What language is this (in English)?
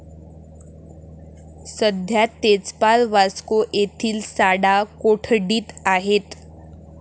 Marathi